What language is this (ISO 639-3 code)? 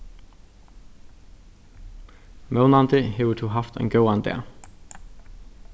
fao